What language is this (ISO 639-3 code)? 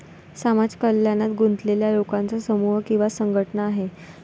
mar